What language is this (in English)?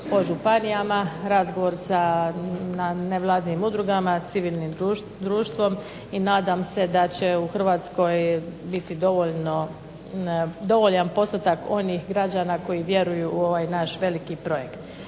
Croatian